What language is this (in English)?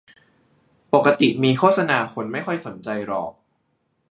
Thai